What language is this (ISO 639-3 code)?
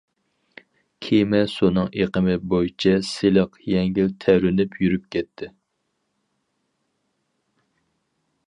uig